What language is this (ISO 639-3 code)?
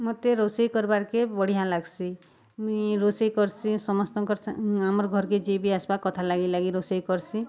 ori